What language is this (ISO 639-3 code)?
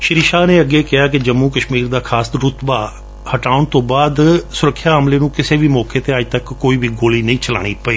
pan